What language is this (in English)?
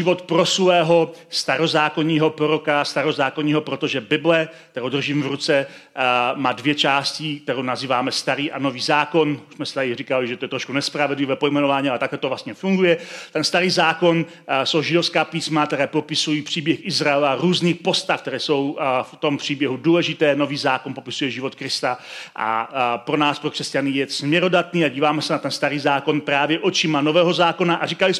Czech